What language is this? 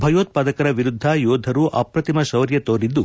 Kannada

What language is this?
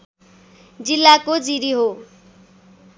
Nepali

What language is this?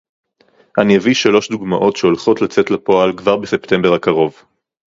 Hebrew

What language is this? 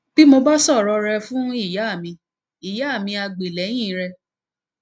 Yoruba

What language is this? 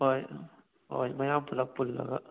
Manipuri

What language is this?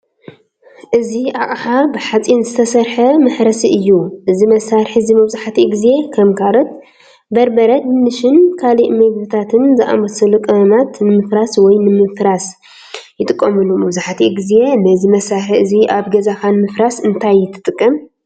Tigrinya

